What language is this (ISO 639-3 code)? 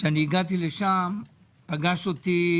heb